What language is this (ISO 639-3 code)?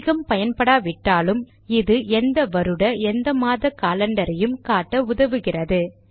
tam